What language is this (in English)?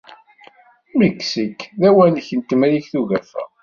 Kabyle